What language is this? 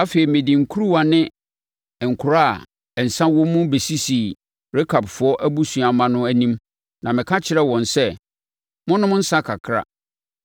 Akan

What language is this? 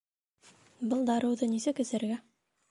Bashkir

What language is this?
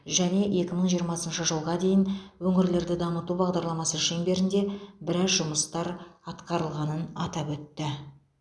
Kazakh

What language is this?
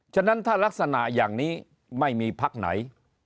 Thai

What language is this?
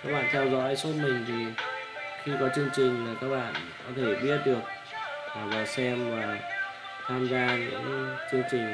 Vietnamese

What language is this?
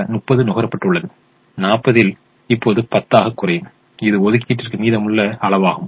Tamil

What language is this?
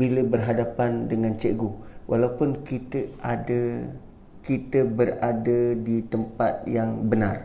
Malay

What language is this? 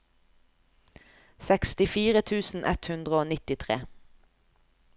Norwegian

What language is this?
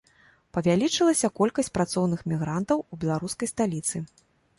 Belarusian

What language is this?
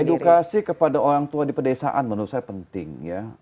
Indonesian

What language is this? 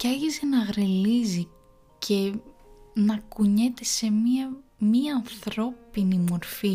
Greek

